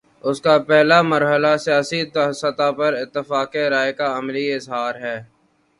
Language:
Urdu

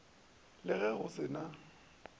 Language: Northern Sotho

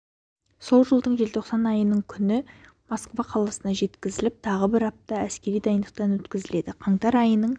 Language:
Kazakh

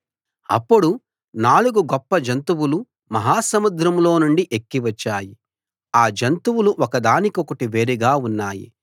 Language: Telugu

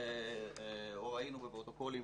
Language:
Hebrew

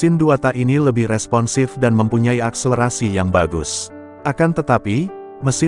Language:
Indonesian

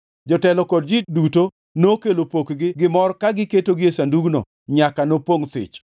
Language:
Luo (Kenya and Tanzania)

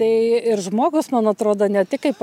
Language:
Lithuanian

